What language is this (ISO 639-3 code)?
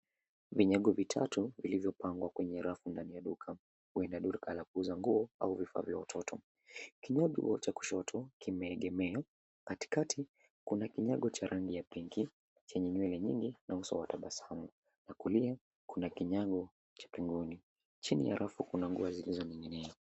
swa